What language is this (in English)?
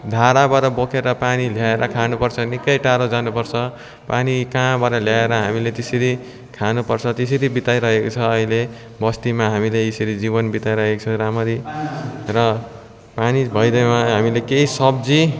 Nepali